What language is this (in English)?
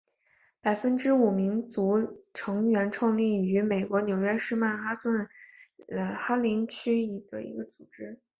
Chinese